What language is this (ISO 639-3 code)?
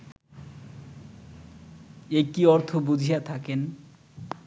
ben